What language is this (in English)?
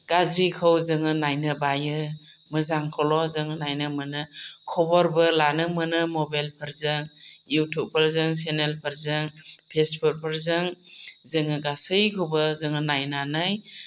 Bodo